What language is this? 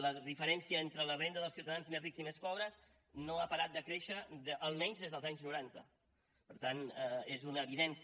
Catalan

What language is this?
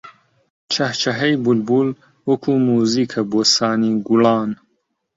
Central Kurdish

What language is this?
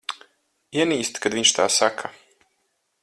Latvian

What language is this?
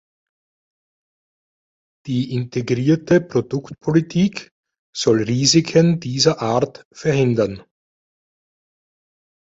German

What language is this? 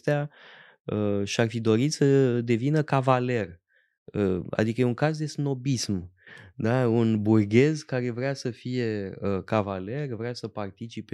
Romanian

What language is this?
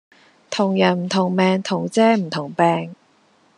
Cantonese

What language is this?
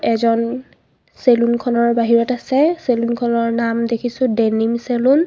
Assamese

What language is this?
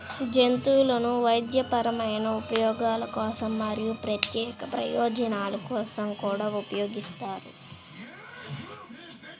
Telugu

